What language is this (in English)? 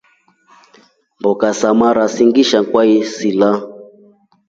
Rombo